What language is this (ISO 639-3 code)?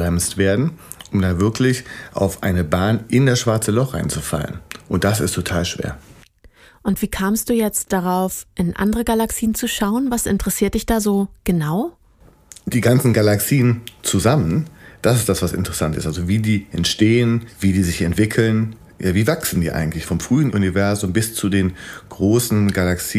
deu